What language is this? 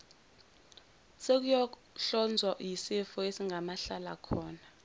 Zulu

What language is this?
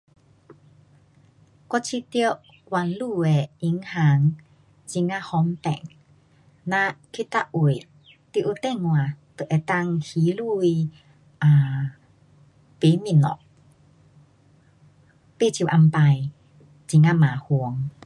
Pu-Xian Chinese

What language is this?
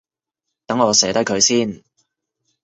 Cantonese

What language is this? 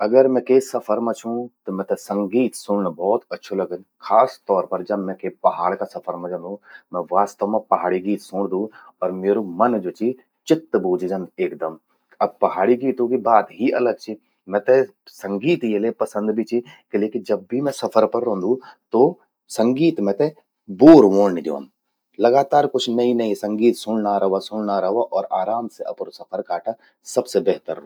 Garhwali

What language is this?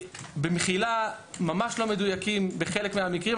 Hebrew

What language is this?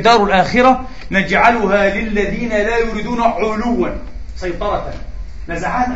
Arabic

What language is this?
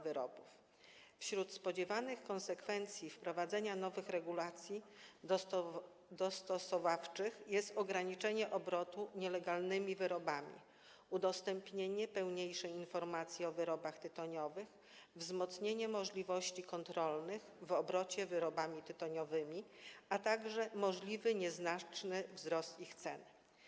Polish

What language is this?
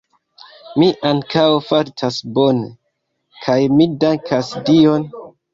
Esperanto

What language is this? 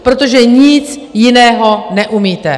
Czech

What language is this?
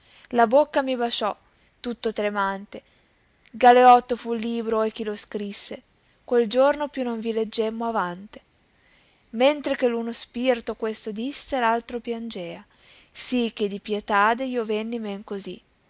Italian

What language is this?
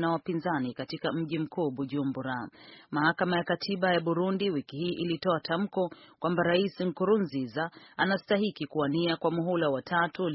Swahili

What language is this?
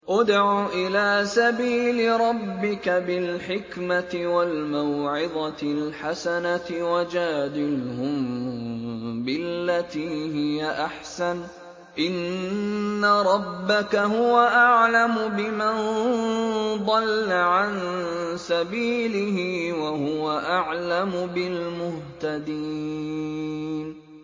Arabic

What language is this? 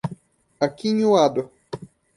Portuguese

